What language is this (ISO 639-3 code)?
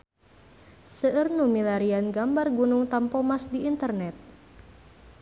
sun